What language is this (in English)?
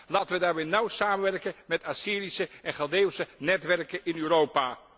Dutch